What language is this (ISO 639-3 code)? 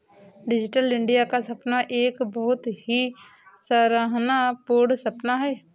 hin